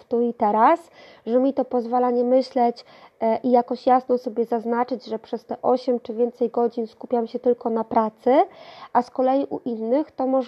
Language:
Polish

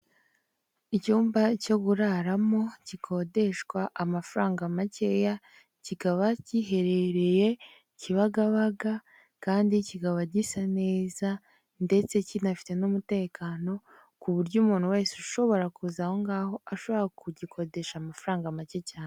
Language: Kinyarwanda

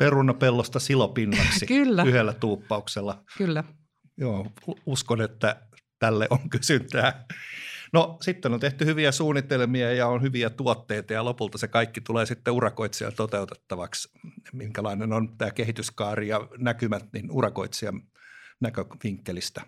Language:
Finnish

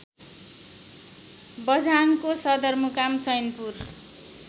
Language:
Nepali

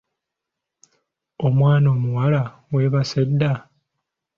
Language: Ganda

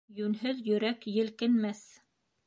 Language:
Bashkir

